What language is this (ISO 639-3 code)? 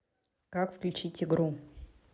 rus